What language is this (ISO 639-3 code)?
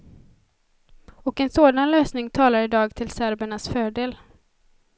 swe